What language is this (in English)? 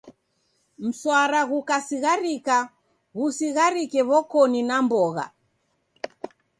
Taita